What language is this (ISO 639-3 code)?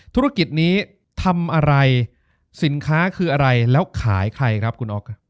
tha